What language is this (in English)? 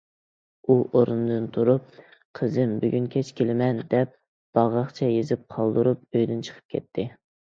Uyghur